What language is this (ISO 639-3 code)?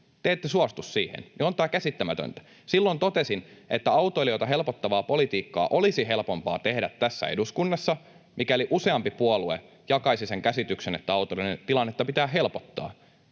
fin